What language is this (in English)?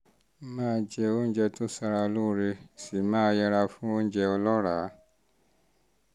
Yoruba